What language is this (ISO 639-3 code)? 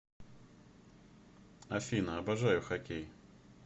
rus